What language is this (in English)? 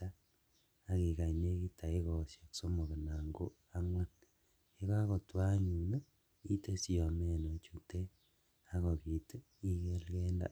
Kalenjin